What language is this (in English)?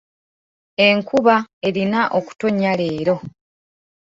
Ganda